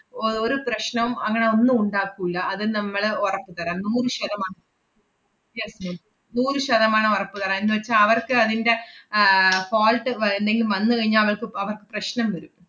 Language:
Malayalam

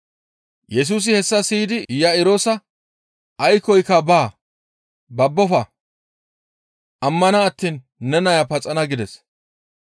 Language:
Gamo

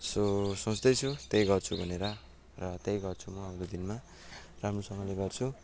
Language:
Nepali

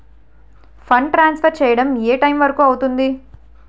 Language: Telugu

